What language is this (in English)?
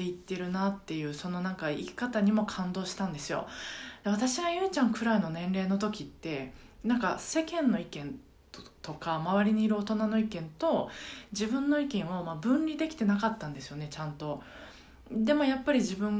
Japanese